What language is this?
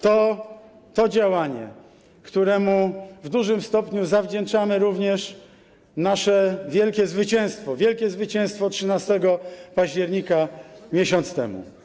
Polish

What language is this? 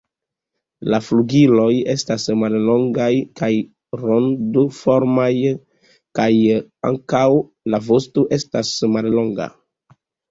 Esperanto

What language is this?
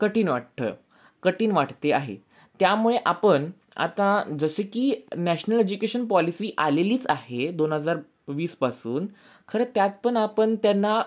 Marathi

